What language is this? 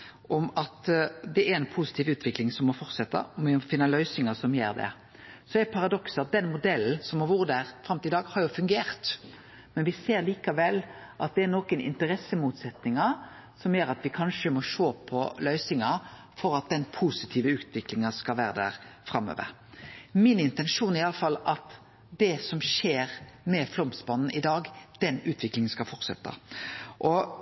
Norwegian Nynorsk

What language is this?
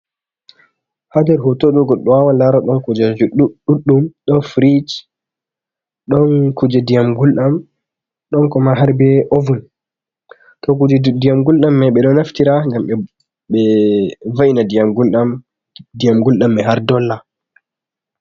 Fula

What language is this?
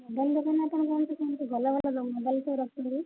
Odia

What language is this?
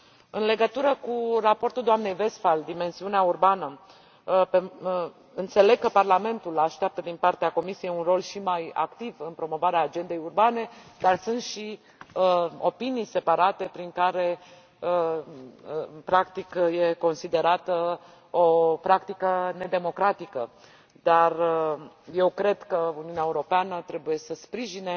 Romanian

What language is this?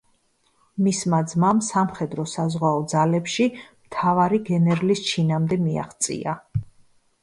Georgian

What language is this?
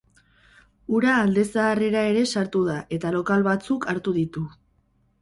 Basque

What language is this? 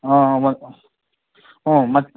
Kannada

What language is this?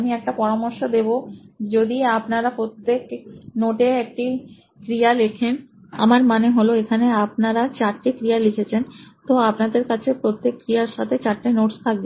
Bangla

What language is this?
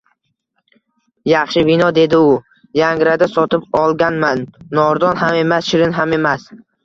Uzbek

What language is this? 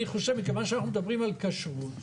Hebrew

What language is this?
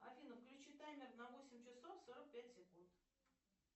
Russian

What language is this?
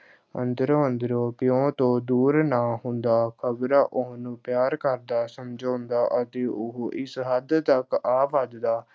Punjabi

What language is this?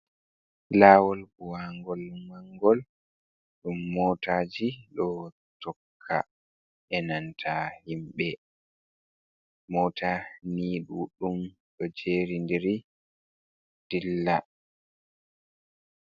Fula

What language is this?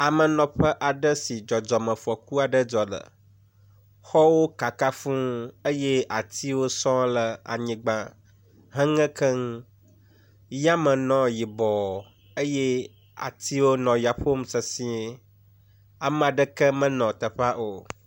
Ewe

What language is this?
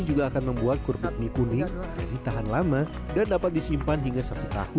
Indonesian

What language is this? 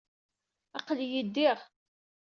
Kabyle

